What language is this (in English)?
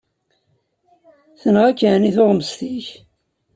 Kabyle